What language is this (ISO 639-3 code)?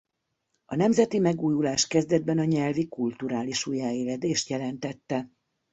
hun